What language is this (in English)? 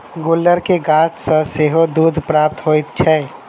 Maithili